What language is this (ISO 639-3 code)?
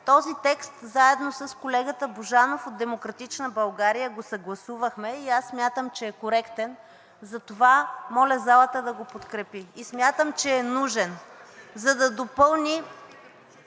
bul